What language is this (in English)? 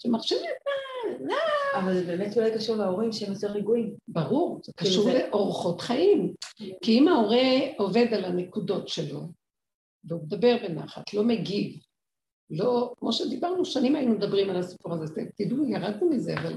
Hebrew